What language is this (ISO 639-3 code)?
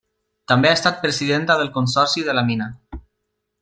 cat